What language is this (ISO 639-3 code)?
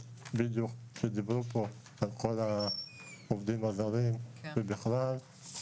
heb